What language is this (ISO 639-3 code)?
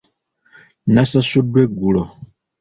lug